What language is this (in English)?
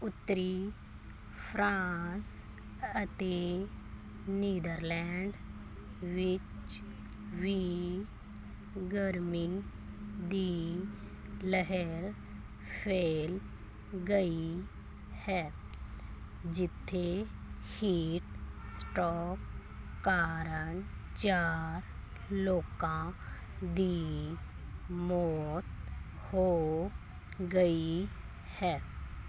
Punjabi